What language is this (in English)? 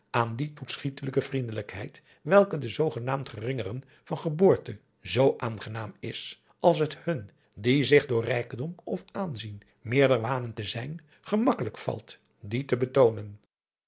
Dutch